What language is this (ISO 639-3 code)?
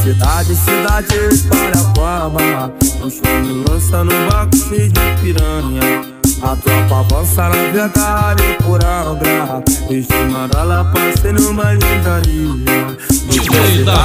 ron